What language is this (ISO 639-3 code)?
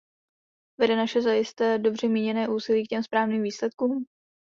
ces